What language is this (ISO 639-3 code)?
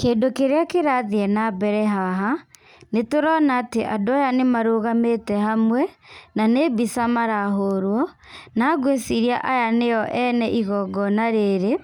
kik